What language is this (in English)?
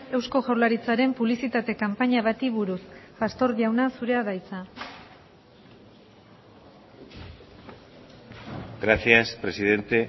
Basque